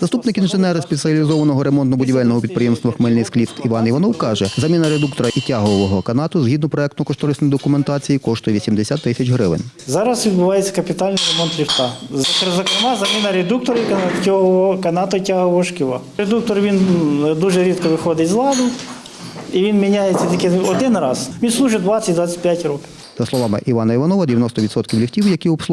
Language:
Ukrainian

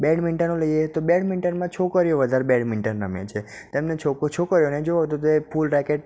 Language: Gujarati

